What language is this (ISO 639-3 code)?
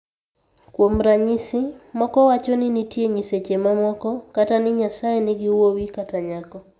luo